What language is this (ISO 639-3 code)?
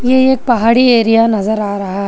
hin